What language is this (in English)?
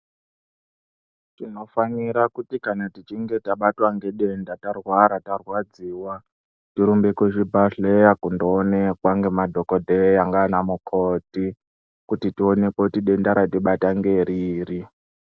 Ndau